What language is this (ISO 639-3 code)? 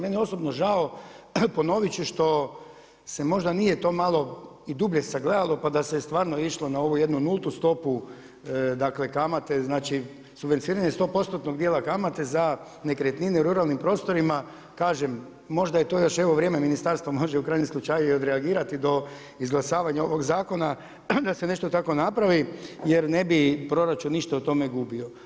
hrv